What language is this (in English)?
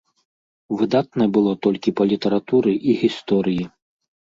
Belarusian